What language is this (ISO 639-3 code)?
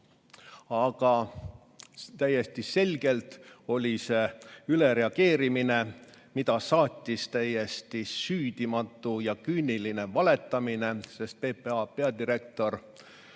est